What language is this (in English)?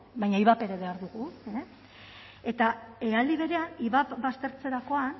Basque